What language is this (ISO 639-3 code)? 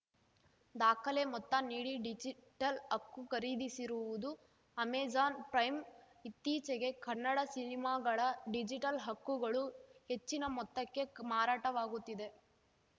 kan